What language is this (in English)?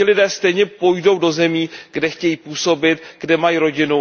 Czech